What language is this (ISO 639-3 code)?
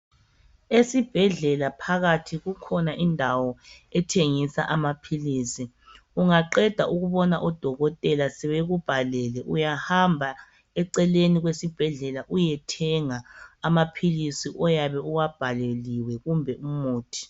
nde